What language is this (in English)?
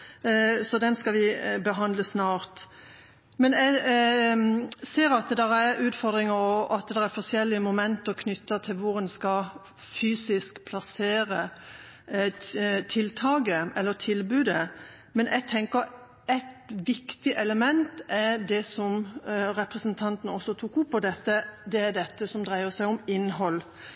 Norwegian Bokmål